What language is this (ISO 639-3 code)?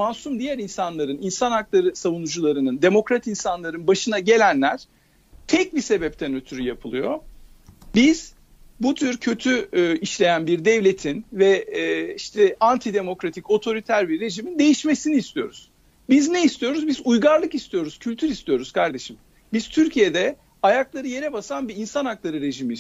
tur